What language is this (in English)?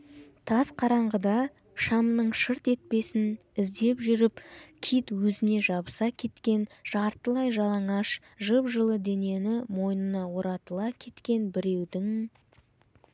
Kazakh